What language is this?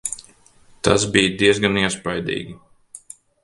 Latvian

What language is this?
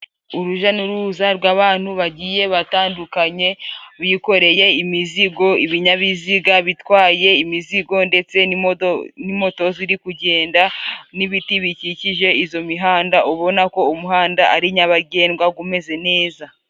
Kinyarwanda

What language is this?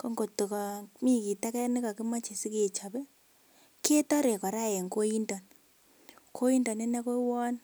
Kalenjin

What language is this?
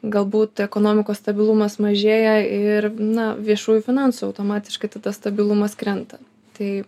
Lithuanian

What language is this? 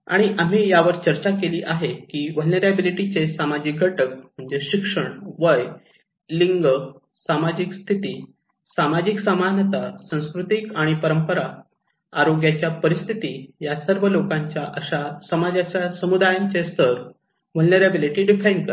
Marathi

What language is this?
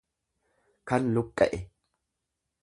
Oromo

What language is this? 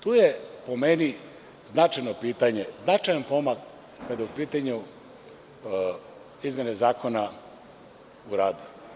Serbian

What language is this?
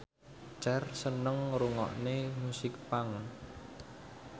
Javanese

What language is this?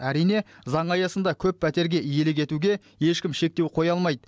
Kazakh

